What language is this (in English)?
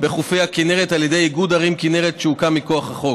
Hebrew